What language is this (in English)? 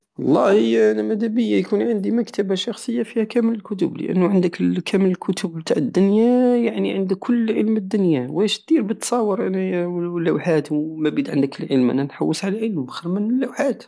Algerian Saharan Arabic